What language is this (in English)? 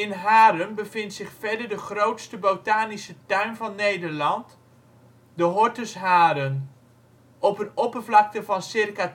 Dutch